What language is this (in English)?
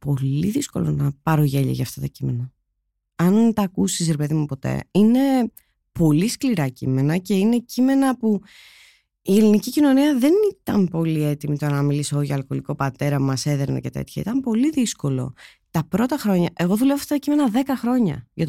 Greek